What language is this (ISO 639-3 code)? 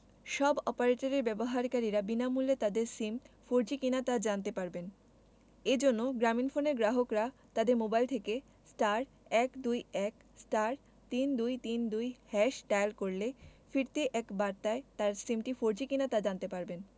ben